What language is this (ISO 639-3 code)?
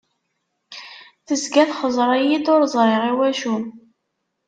kab